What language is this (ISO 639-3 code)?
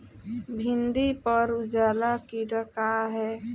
bho